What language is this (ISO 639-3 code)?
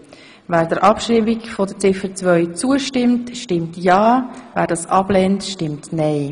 gsw